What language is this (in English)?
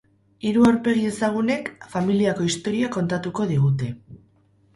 Basque